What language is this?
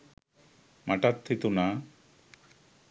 Sinhala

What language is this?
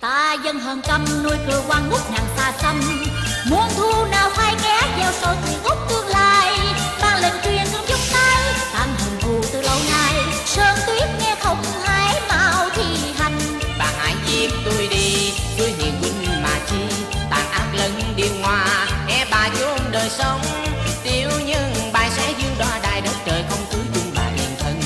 Vietnamese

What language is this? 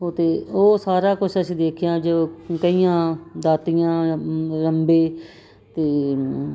Punjabi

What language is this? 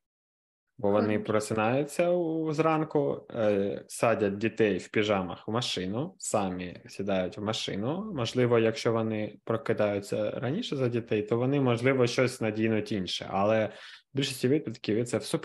Ukrainian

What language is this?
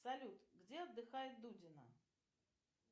Russian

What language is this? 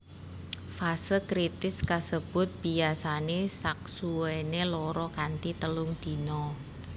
Javanese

